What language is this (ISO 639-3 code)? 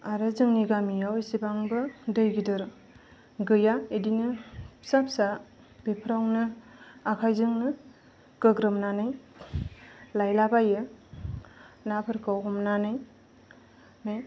brx